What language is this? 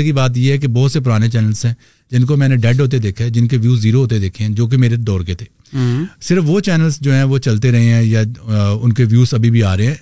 Urdu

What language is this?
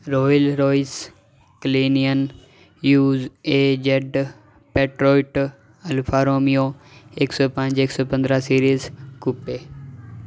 Punjabi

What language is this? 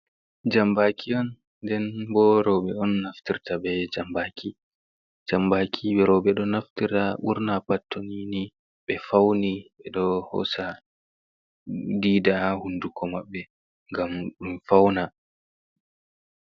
Fula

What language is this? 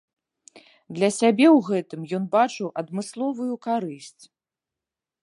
Belarusian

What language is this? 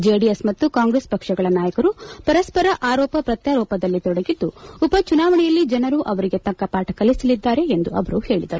Kannada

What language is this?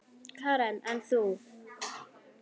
Icelandic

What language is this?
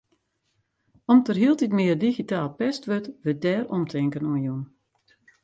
Western Frisian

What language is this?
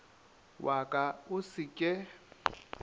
Northern Sotho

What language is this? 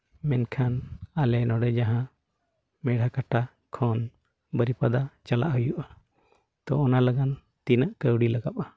Santali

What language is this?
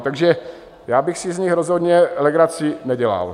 Czech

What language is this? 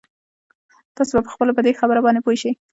Pashto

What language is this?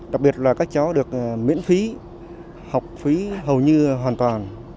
Vietnamese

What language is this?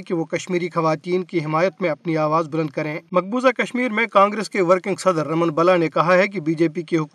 Urdu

